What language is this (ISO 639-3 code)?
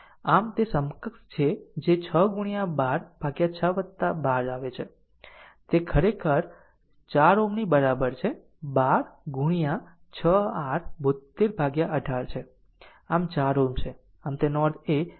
guj